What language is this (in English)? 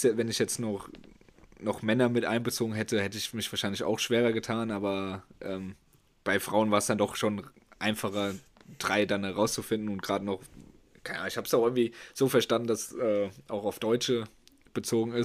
German